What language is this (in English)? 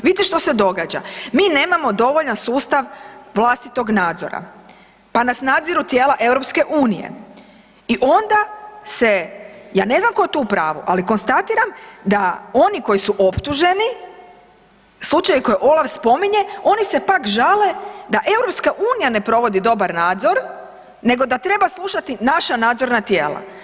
Croatian